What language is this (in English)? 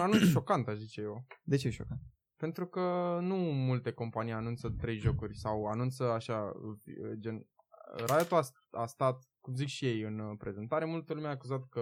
Romanian